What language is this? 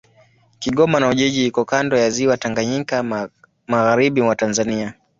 Swahili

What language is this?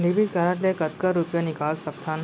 Chhattisgarhi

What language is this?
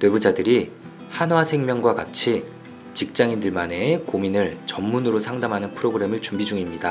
Korean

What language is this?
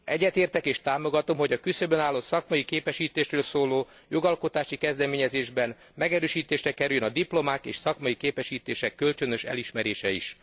Hungarian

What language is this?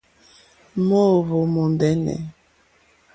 Mokpwe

